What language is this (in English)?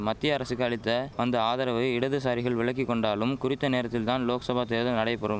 Tamil